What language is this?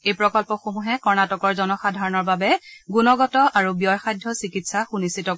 Assamese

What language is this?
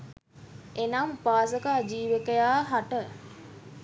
Sinhala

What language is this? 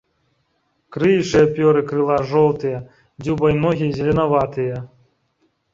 Belarusian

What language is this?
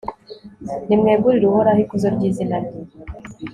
Kinyarwanda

